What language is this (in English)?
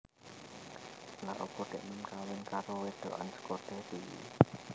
Javanese